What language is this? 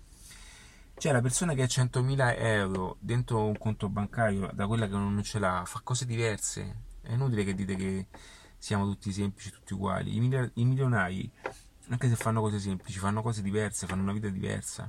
Italian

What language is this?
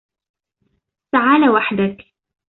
Arabic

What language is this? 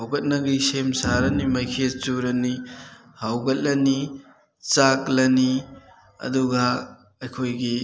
Manipuri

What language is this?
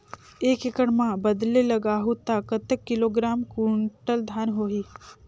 Chhattisgarhi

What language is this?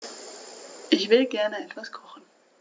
German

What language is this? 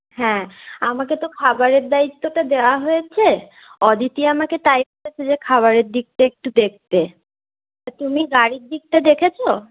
Bangla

